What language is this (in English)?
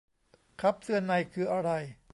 Thai